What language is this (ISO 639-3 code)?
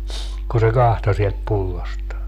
fin